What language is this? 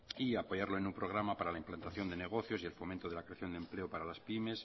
Spanish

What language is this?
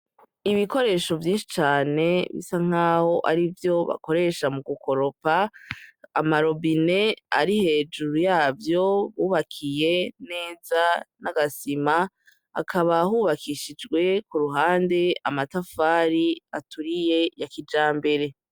Rundi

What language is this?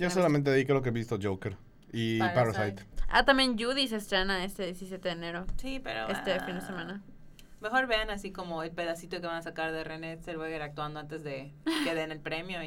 Spanish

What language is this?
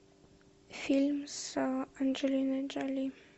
Russian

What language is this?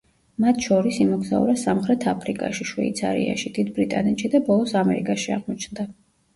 Georgian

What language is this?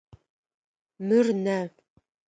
Adyghe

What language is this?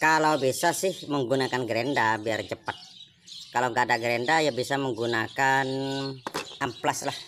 Indonesian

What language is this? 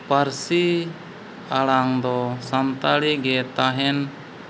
Santali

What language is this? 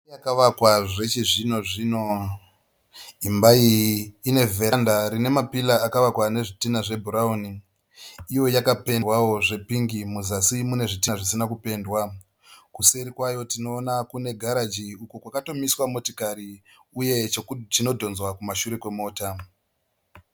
Shona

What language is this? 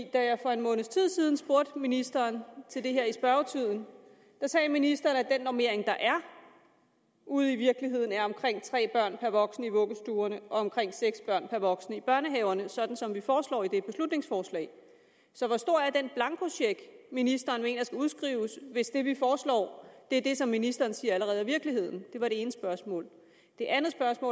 Danish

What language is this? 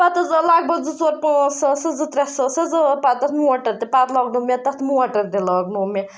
Kashmiri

